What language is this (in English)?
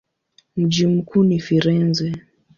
Swahili